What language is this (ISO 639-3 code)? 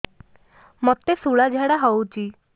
ori